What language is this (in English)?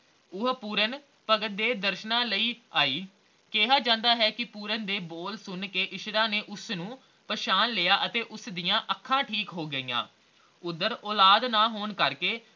Punjabi